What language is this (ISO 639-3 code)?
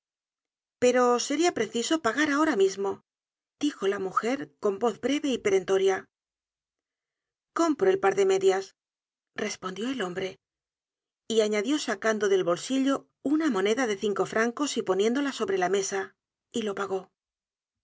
spa